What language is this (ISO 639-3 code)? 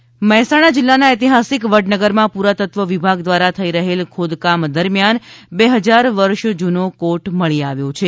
guj